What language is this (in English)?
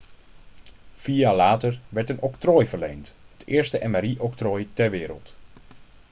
Dutch